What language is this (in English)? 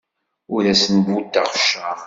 Kabyle